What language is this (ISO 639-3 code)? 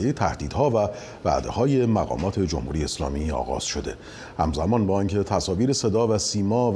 fas